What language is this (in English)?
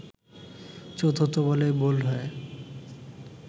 Bangla